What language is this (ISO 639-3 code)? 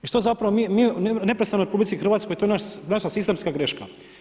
hrv